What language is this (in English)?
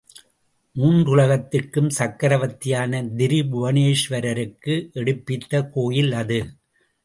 Tamil